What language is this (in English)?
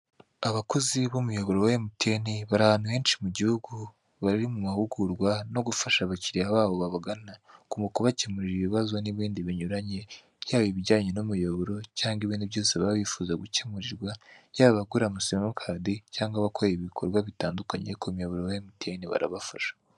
Kinyarwanda